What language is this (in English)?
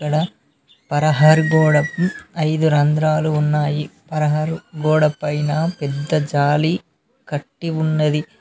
Telugu